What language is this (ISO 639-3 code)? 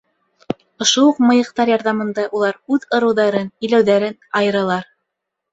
bak